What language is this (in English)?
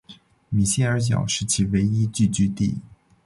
Chinese